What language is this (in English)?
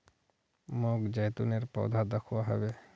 Magahi